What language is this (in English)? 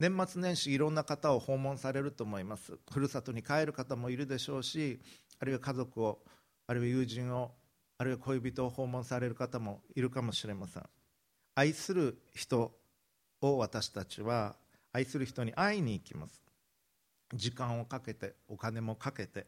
Japanese